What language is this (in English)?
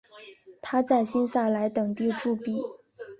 Chinese